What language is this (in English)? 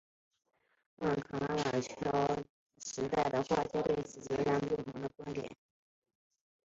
Chinese